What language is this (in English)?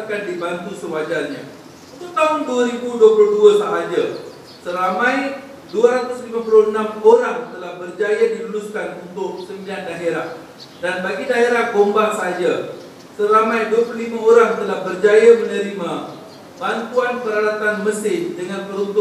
Malay